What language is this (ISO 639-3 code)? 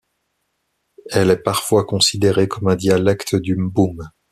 fra